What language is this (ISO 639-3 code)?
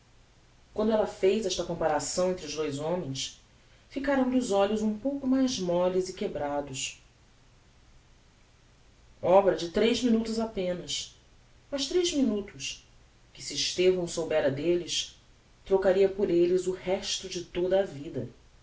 por